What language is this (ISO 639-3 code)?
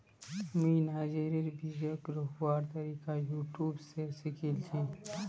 mag